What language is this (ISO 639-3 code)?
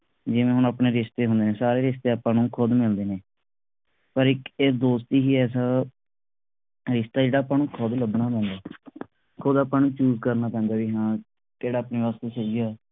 pan